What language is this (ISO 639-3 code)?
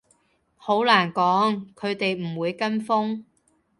yue